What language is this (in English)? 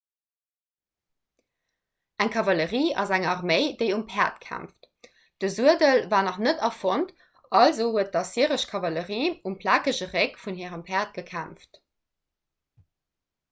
Luxembourgish